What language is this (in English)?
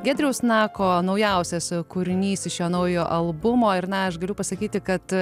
Lithuanian